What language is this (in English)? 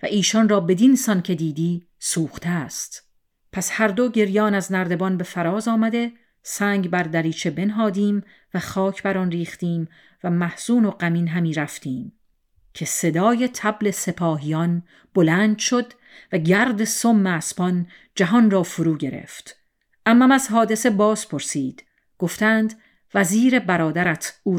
Persian